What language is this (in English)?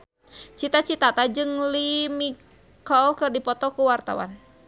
Sundanese